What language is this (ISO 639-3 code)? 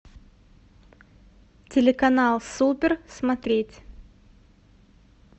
rus